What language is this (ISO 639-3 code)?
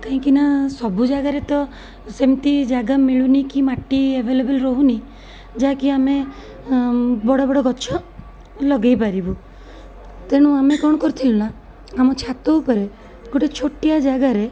ori